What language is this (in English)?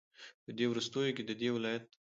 Pashto